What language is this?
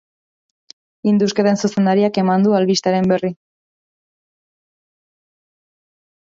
Basque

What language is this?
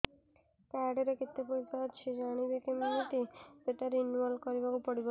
Odia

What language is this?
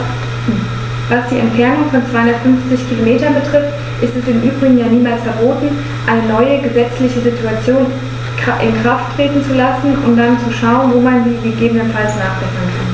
German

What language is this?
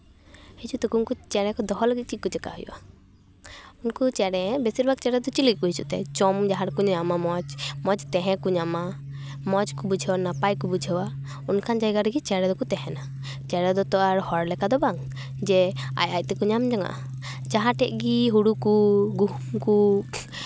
Santali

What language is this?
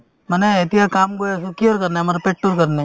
Assamese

